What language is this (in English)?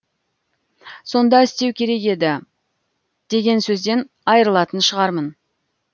Kazakh